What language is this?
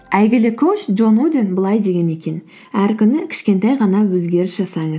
Kazakh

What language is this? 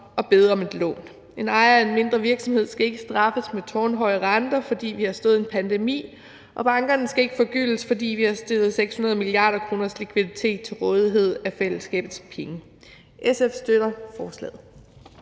Danish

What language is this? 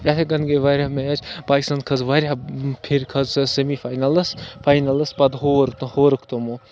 Kashmiri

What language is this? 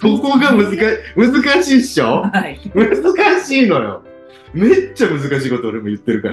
Japanese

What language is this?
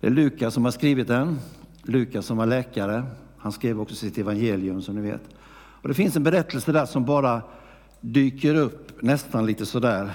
Swedish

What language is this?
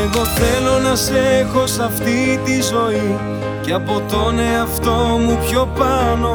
Greek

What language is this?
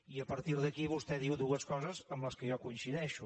Catalan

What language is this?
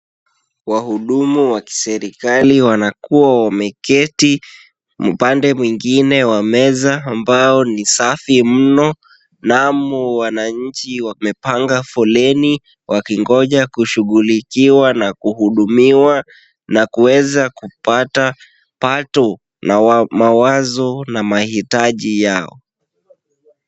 Swahili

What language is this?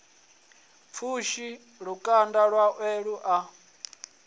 Venda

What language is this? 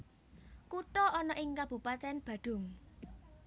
Javanese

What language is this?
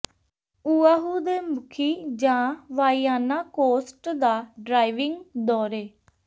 Punjabi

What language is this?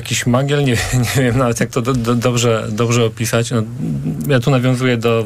Polish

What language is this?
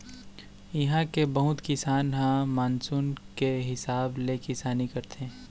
Chhattisgarhi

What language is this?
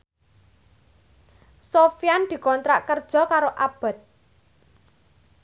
Javanese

